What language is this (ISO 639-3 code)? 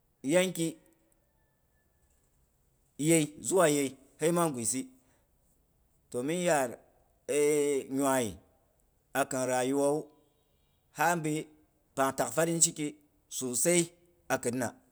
bux